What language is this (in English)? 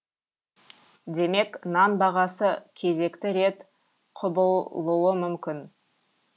Kazakh